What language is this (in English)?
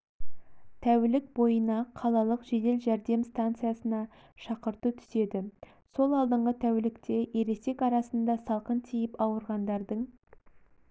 Kazakh